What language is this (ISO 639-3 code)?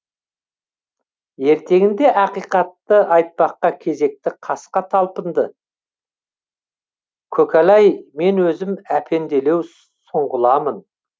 kaz